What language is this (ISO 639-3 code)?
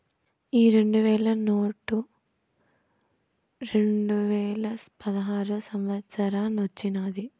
tel